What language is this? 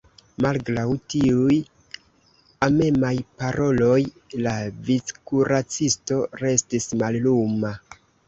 Esperanto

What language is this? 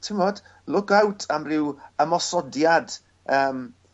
Welsh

